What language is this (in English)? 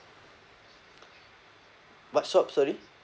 English